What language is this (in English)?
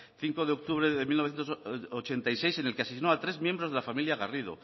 Spanish